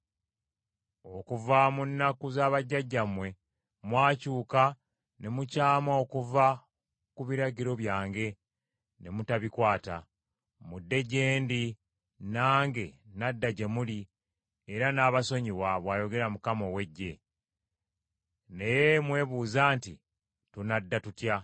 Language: Ganda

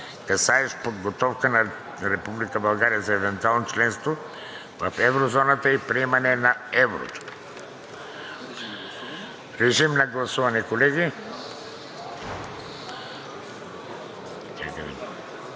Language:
Bulgarian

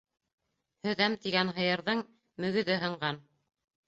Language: Bashkir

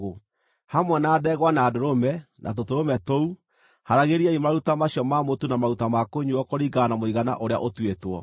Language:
Kikuyu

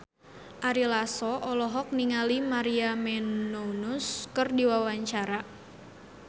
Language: Sundanese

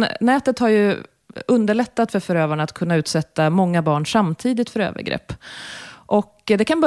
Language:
Swedish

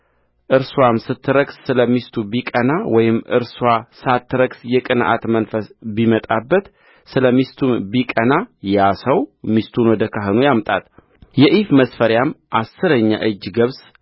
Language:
Amharic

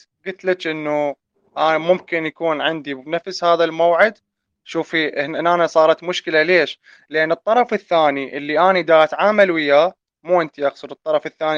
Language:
Arabic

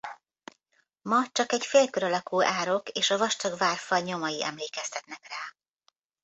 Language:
Hungarian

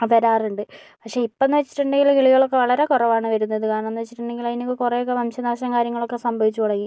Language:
Malayalam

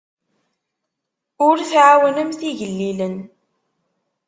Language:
Kabyle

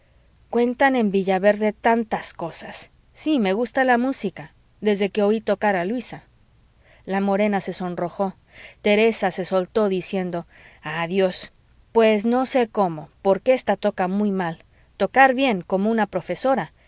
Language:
Spanish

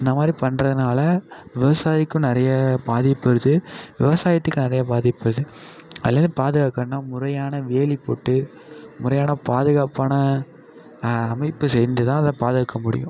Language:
Tamil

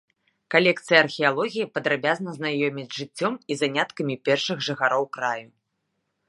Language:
Belarusian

